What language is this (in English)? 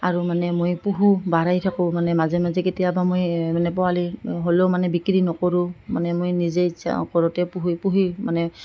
Assamese